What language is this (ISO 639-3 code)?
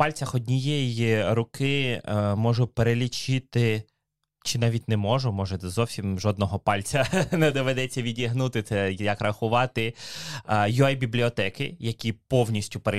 ukr